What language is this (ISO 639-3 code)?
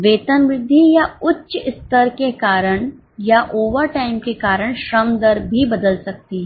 hin